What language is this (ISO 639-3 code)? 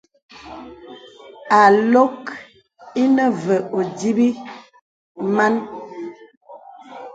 beb